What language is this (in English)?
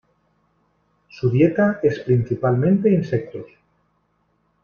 Spanish